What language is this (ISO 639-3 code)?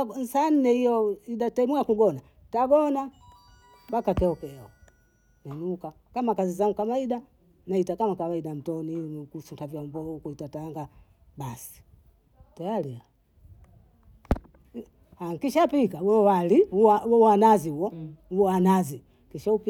bou